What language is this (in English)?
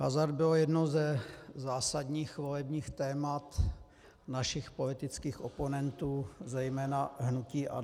Czech